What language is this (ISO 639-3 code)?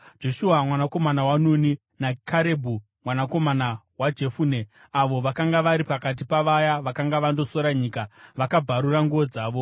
sna